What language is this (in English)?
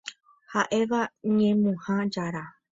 Guarani